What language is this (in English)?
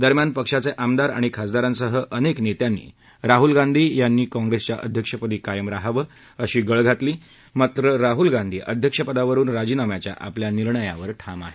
Marathi